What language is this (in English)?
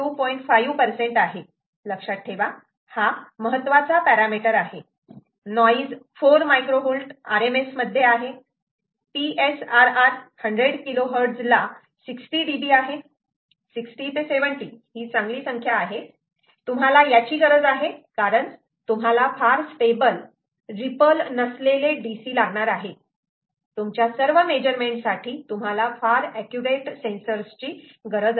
Marathi